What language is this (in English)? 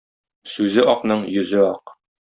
Tatar